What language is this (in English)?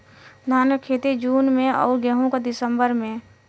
Bhojpuri